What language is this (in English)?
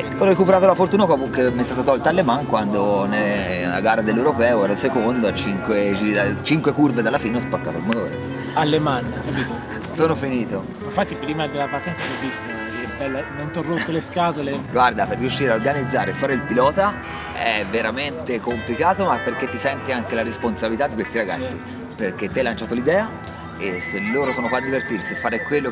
Italian